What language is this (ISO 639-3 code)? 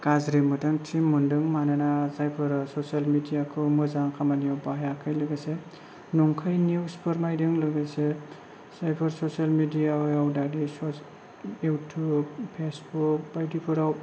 brx